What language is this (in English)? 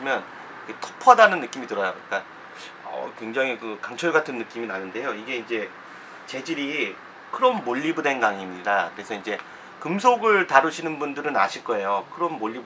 Korean